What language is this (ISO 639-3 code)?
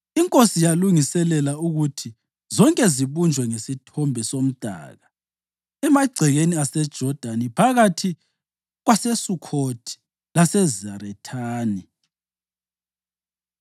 nde